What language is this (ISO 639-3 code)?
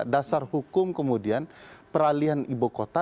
ind